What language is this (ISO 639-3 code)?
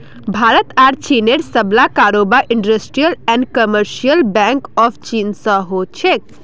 mag